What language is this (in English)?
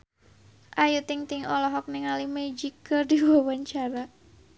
Sundanese